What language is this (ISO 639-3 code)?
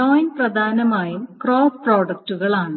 mal